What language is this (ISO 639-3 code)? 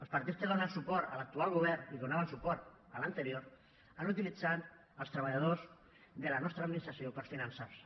cat